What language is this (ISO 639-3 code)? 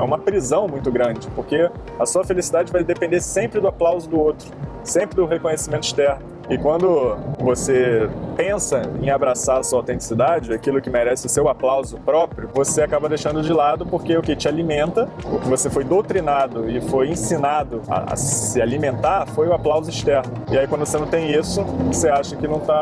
por